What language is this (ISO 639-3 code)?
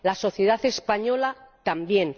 spa